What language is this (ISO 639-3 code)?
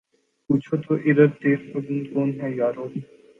urd